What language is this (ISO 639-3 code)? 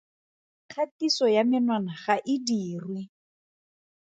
tsn